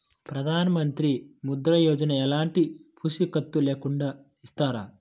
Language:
Telugu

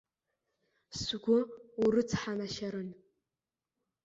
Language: Abkhazian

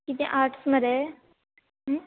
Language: Konkani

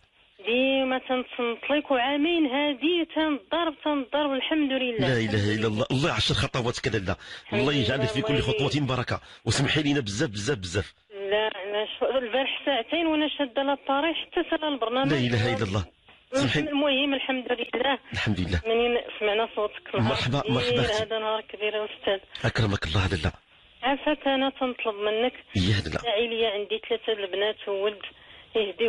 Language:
Arabic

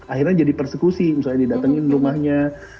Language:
Indonesian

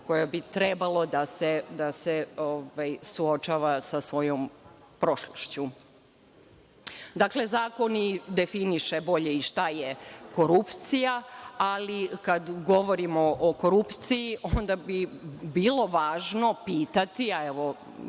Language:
Serbian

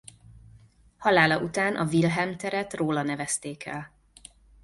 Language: Hungarian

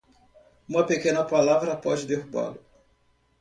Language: Portuguese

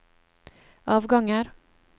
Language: Norwegian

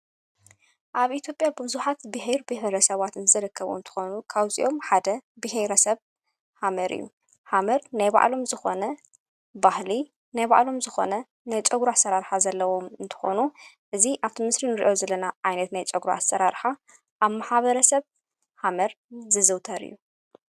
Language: Tigrinya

